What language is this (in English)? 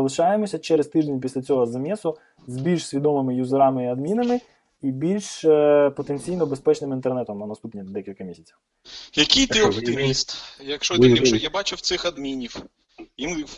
Ukrainian